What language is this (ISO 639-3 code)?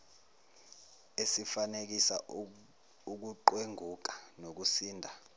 zul